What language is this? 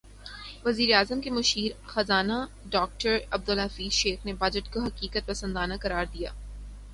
Urdu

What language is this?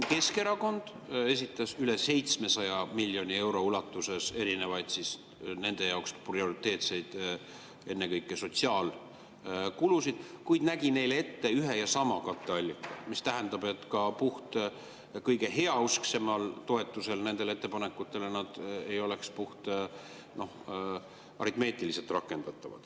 Estonian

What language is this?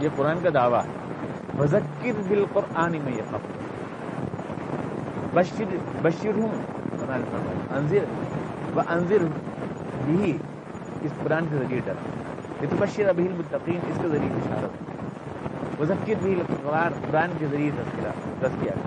Urdu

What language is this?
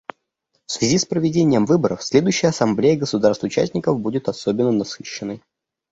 Russian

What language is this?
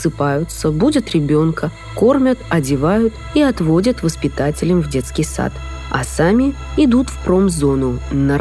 Russian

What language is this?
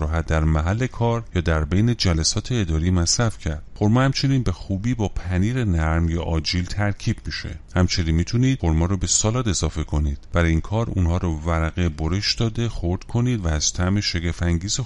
Persian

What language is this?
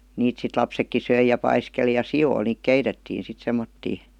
Finnish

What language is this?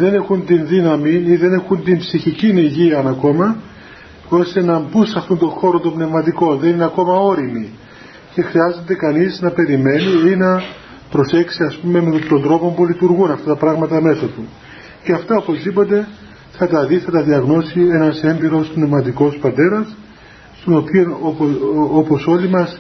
Greek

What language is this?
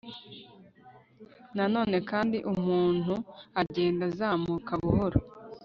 Kinyarwanda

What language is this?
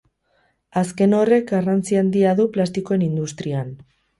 Basque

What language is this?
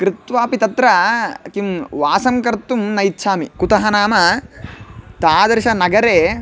Sanskrit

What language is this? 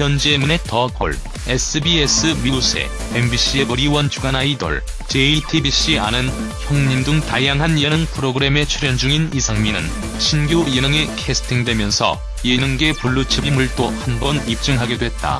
Korean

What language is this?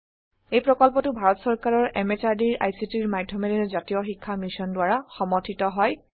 Assamese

